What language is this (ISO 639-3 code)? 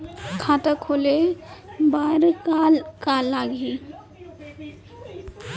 hne